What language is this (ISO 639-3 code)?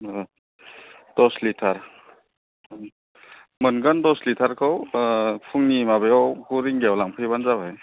brx